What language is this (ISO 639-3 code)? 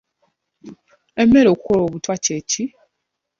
lug